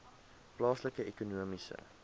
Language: Afrikaans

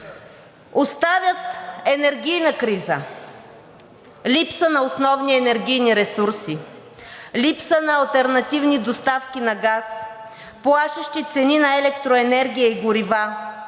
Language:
Bulgarian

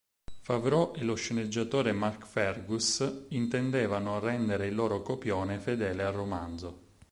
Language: Italian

